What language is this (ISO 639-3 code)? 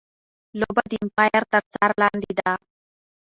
pus